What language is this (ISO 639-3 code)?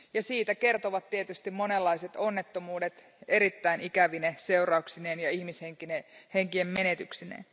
fin